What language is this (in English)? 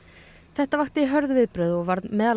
Icelandic